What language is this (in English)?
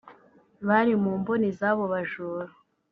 Kinyarwanda